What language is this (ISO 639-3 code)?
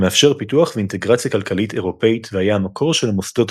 heb